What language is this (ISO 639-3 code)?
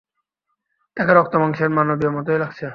ben